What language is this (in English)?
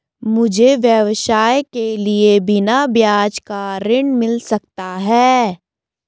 Hindi